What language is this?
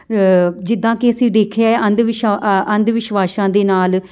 Punjabi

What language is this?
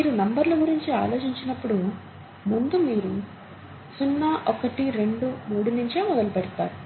Telugu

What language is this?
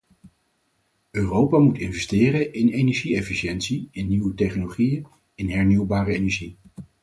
Dutch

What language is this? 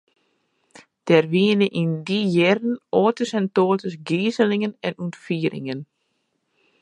Western Frisian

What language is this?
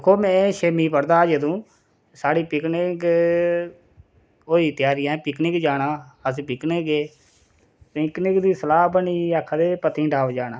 Dogri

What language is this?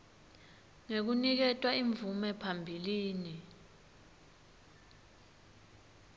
Swati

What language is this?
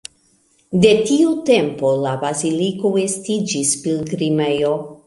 Esperanto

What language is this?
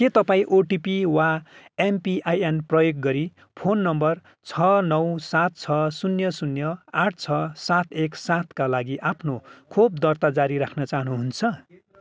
Nepali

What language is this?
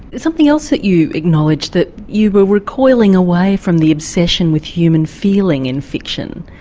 English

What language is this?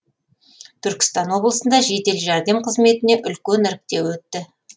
Kazakh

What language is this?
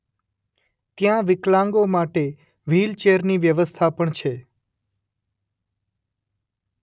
Gujarati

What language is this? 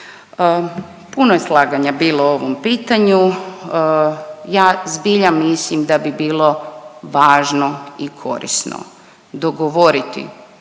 Croatian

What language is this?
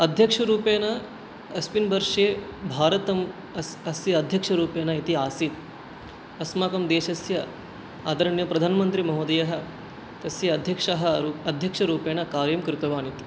Sanskrit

